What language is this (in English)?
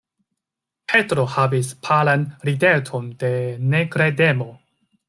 Esperanto